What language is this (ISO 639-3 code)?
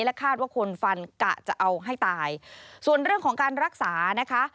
tha